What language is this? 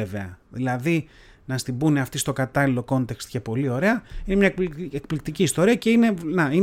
Greek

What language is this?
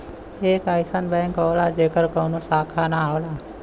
Bhojpuri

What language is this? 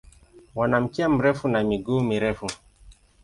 Swahili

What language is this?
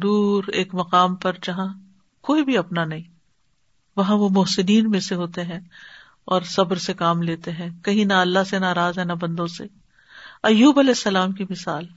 Urdu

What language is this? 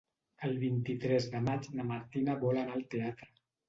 Catalan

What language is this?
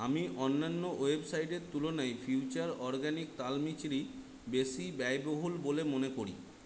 Bangla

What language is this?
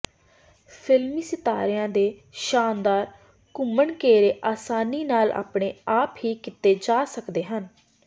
Punjabi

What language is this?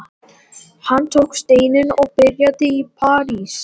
Icelandic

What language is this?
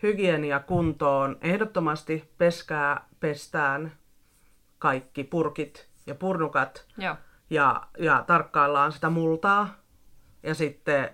Finnish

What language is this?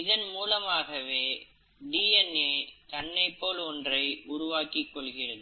Tamil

